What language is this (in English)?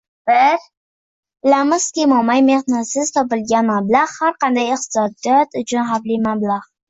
Uzbek